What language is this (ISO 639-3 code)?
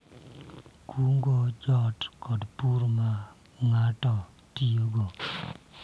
luo